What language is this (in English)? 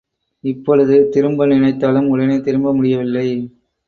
Tamil